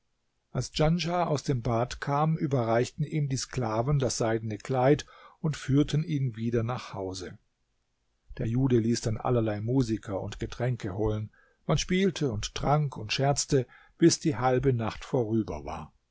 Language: German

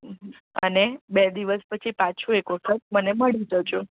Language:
Gujarati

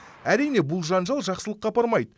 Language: Kazakh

